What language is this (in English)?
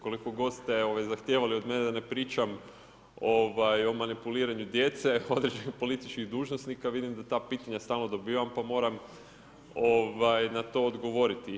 Croatian